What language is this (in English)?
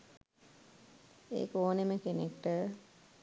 Sinhala